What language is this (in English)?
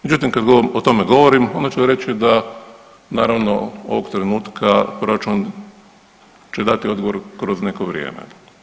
Croatian